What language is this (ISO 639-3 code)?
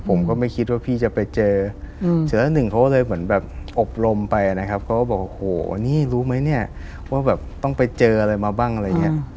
tha